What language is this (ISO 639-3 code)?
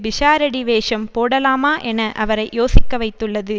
tam